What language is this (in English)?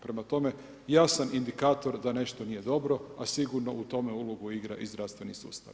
Croatian